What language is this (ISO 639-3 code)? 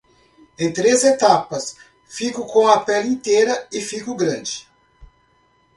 por